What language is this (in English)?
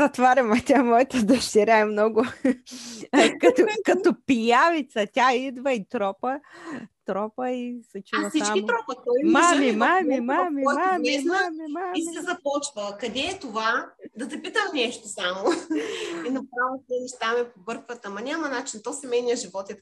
Bulgarian